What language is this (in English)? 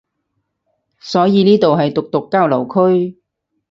Cantonese